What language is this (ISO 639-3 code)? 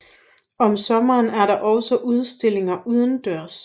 dan